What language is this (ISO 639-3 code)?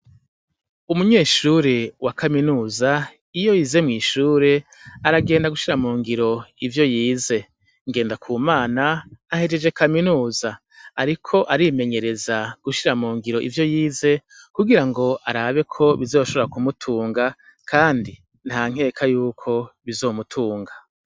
run